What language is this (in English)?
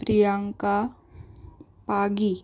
Konkani